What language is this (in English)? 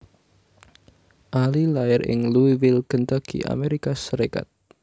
Javanese